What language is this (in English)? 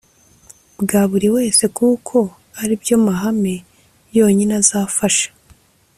Kinyarwanda